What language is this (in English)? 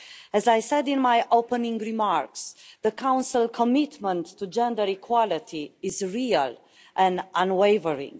English